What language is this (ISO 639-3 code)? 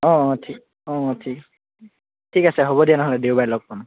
asm